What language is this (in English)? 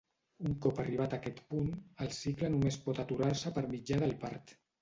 Catalan